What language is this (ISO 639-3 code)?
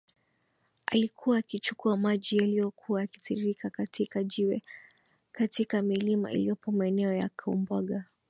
swa